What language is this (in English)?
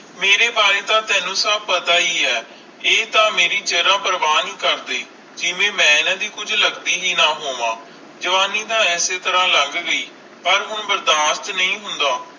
Punjabi